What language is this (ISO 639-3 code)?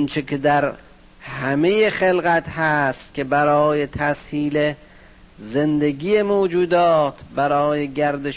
fas